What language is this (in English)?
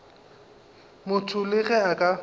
Northern Sotho